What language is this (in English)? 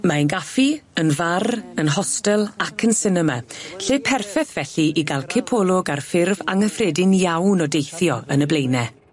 Welsh